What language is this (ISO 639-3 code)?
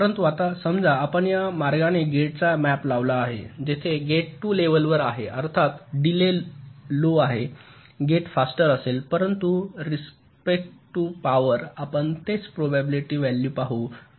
mar